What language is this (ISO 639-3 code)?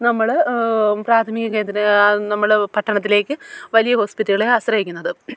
mal